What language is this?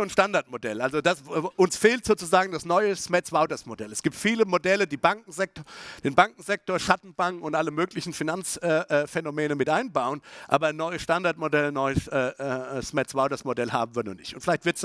German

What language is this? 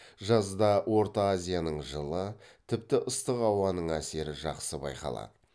Kazakh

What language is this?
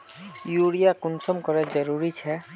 Magahi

